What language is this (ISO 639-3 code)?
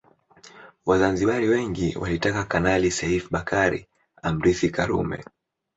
swa